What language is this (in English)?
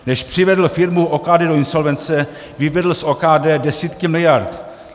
Czech